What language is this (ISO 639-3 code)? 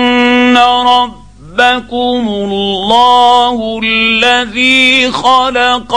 ara